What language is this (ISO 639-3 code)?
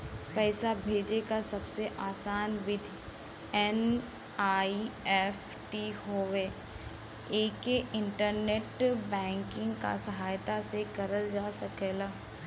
bho